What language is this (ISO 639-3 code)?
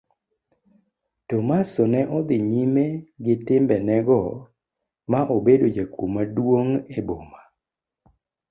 luo